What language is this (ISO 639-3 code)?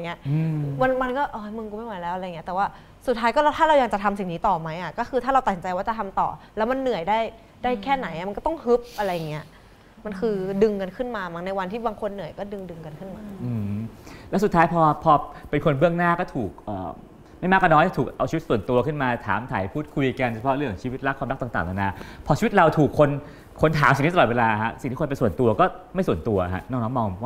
tha